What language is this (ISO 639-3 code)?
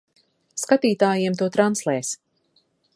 lav